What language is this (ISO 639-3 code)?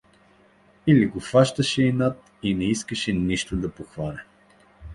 bul